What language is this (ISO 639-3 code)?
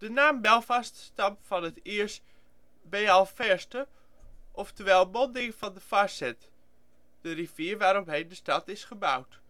nld